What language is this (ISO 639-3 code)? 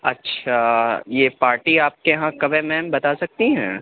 urd